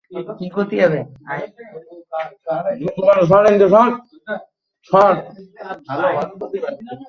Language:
Bangla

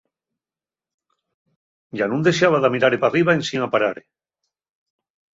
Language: Asturian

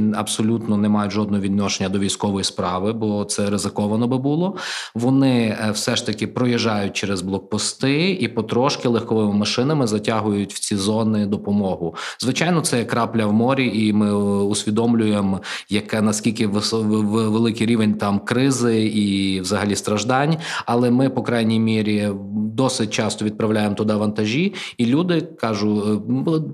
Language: Ukrainian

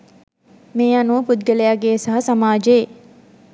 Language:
Sinhala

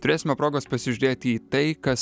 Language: Lithuanian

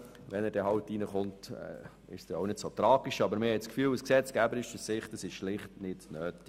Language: Swiss German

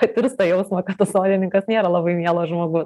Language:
Lithuanian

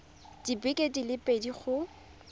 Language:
Tswana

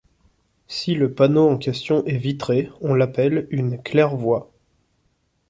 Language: French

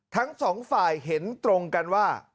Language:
Thai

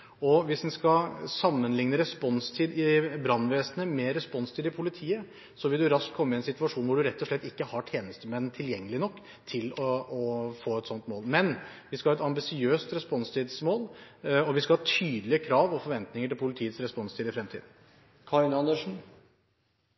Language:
Norwegian Bokmål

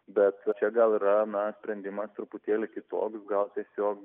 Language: Lithuanian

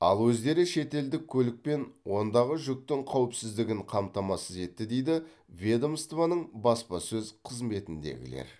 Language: Kazakh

